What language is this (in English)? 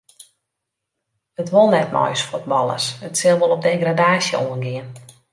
Western Frisian